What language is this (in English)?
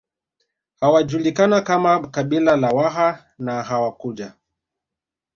Swahili